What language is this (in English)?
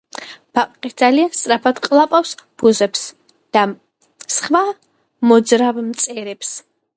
Georgian